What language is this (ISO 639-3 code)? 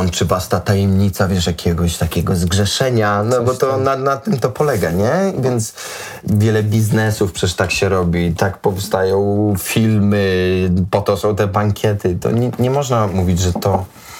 pol